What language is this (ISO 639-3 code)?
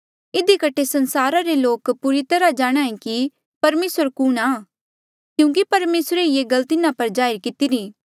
mjl